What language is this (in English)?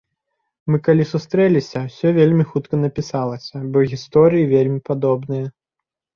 Belarusian